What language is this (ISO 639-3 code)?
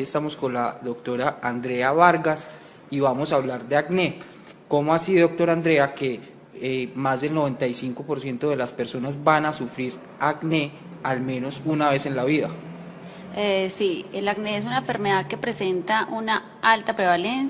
spa